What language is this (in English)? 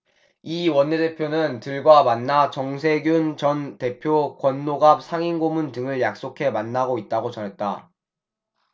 Korean